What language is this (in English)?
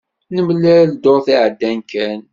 Kabyle